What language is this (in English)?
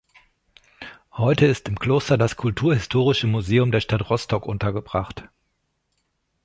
German